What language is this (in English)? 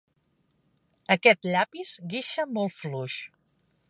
Catalan